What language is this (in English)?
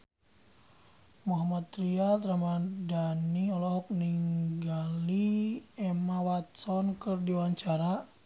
Sundanese